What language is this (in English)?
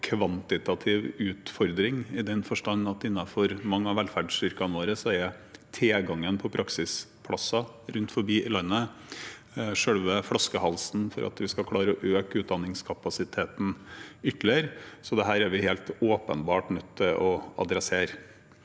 Norwegian